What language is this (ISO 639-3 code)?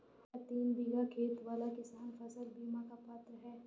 hin